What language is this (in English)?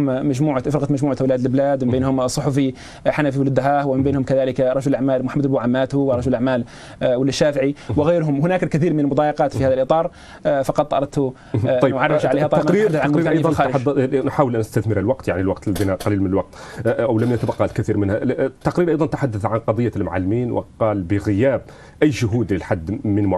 Arabic